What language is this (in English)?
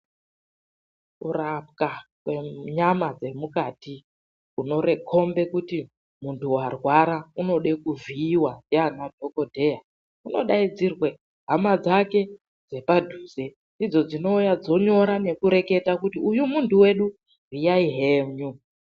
Ndau